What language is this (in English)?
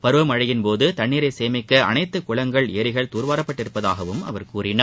Tamil